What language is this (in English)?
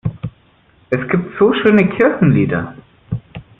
German